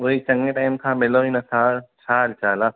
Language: Sindhi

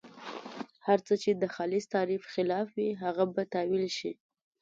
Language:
Pashto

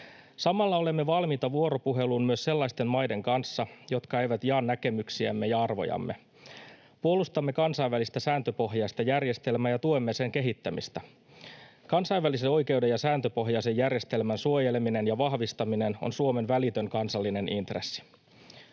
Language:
Finnish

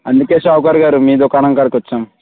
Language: Telugu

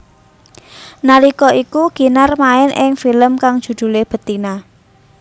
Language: Javanese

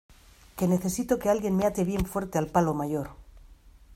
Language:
Spanish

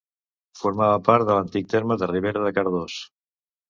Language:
Catalan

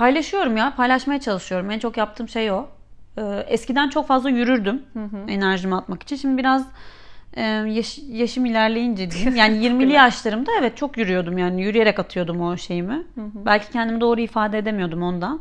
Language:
Turkish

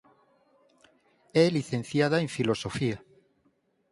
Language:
Galician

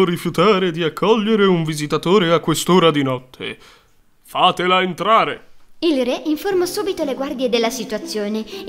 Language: Italian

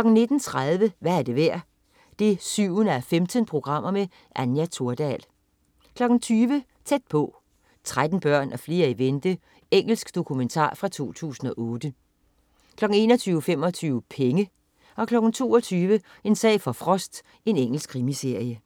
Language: Danish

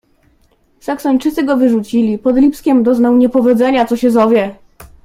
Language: Polish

